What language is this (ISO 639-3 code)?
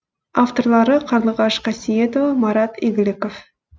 kaz